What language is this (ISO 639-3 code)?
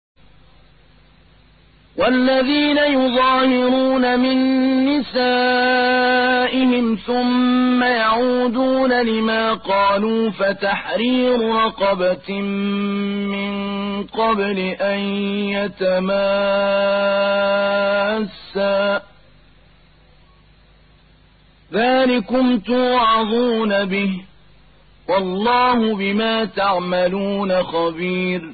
ara